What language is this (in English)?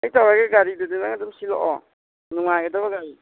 Manipuri